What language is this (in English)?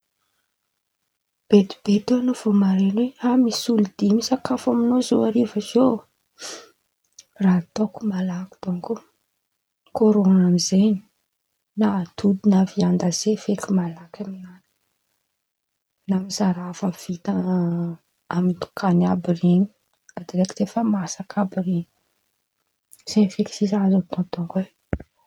Antankarana Malagasy